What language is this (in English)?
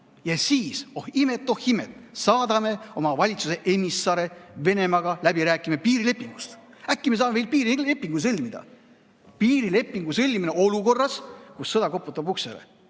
Estonian